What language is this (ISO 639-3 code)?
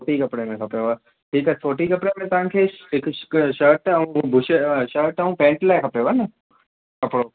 snd